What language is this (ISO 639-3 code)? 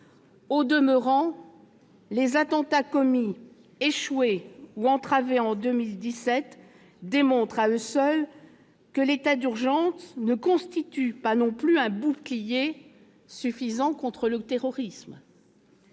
fra